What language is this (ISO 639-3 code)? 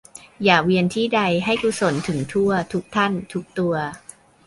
tha